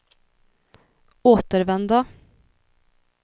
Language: Swedish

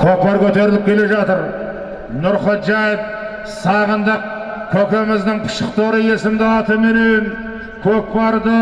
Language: Turkish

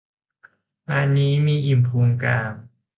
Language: Thai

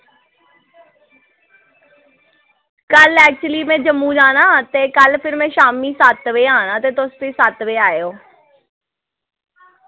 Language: Dogri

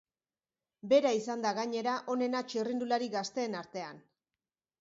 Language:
Basque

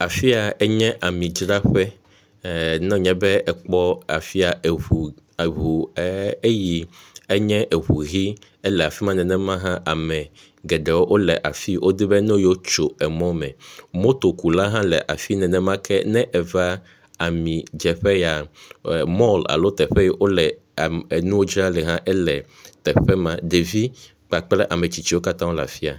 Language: Ewe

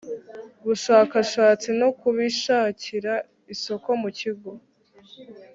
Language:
Kinyarwanda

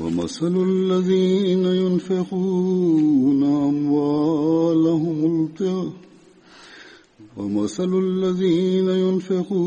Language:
Bulgarian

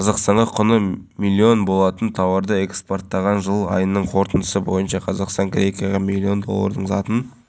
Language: Kazakh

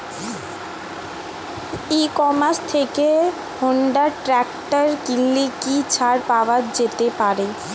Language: Bangla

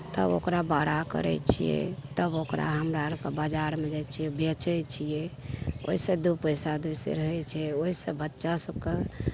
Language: Maithili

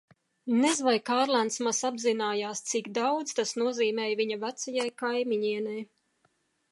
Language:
Latvian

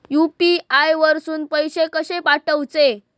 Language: Marathi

